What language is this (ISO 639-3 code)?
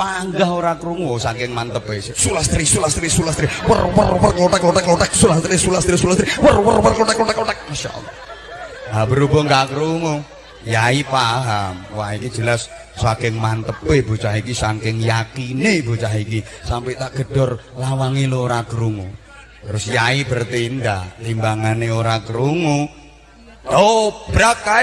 ind